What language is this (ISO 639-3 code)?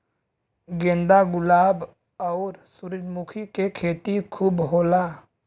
bho